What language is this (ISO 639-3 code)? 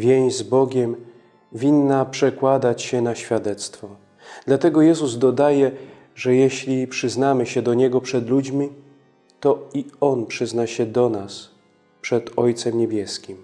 pol